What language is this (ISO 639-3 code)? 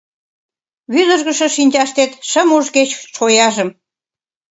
chm